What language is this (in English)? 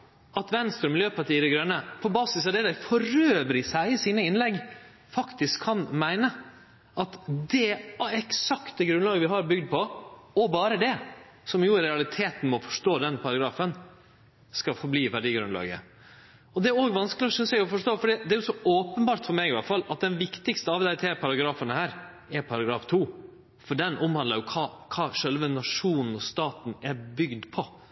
Norwegian Nynorsk